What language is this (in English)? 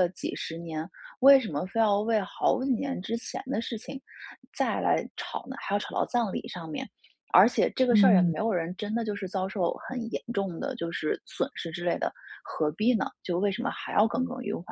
Chinese